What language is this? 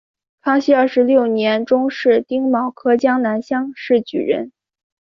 Chinese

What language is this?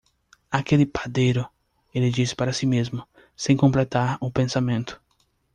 Portuguese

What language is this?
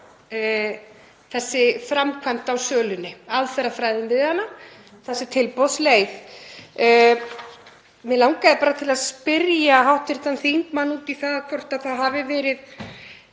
Icelandic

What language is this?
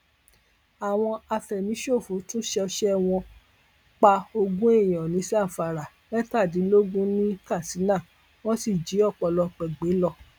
Yoruba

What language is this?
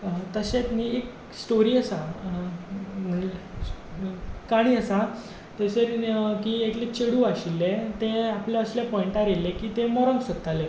Konkani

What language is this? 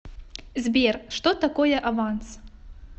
Russian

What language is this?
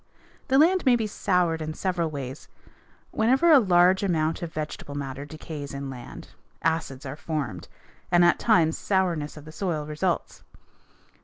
English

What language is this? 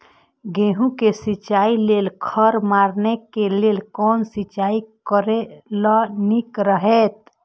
Maithili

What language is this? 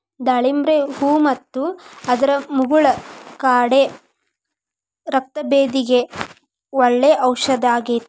Kannada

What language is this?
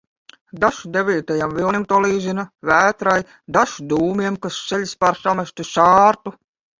Latvian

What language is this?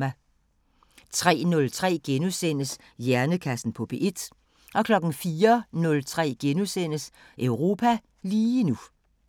Danish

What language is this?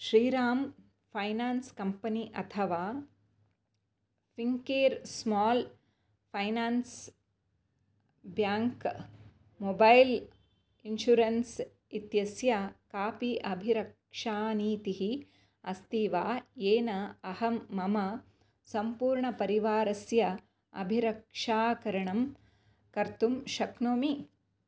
Sanskrit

